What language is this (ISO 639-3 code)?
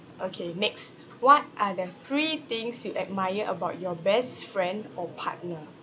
eng